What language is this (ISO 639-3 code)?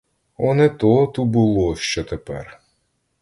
ukr